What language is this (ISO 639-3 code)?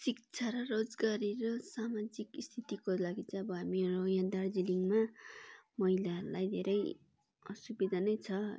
nep